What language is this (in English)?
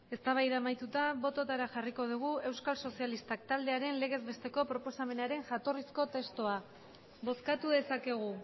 Basque